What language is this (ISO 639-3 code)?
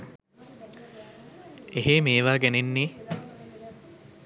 sin